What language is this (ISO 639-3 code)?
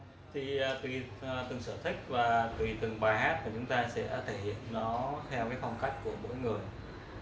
vie